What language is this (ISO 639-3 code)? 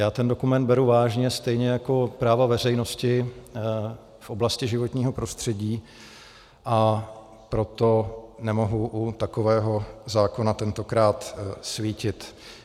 ces